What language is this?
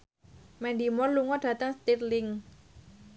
Javanese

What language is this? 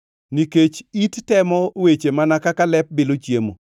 Luo (Kenya and Tanzania)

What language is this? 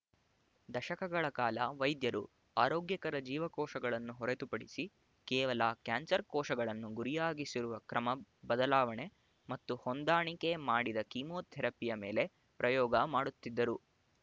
Kannada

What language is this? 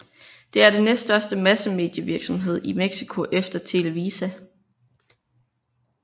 Danish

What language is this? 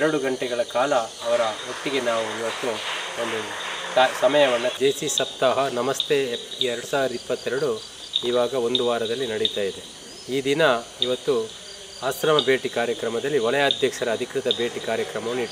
Kannada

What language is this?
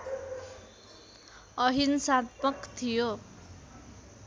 Nepali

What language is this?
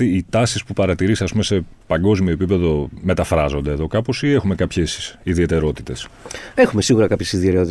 Greek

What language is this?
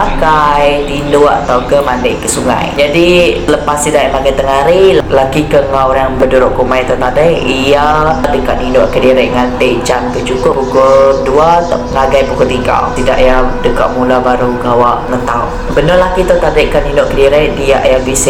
Malay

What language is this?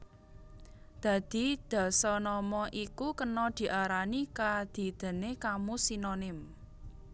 Javanese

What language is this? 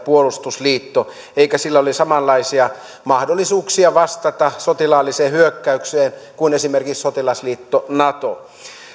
Finnish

